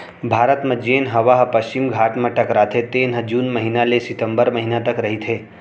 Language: Chhattisgarhi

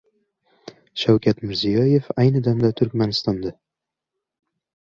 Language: Uzbek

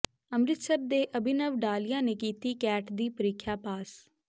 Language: Punjabi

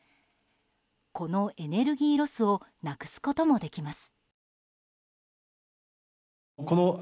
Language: Japanese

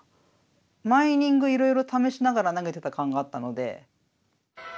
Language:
Japanese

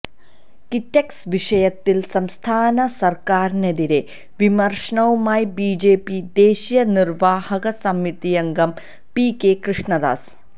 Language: Malayalam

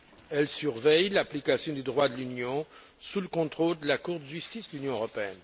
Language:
French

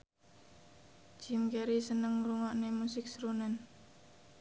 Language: Javanese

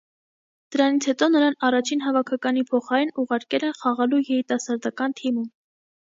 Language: Armenian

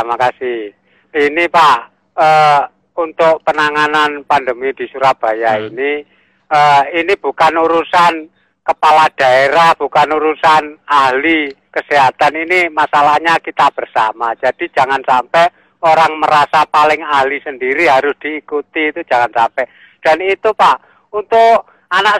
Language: Indonesian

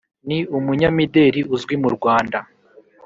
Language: Kinyarwanda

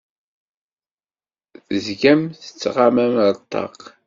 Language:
Kabyle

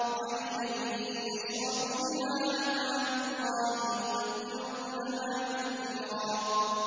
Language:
Arabic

